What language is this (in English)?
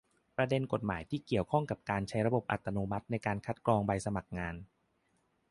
Thai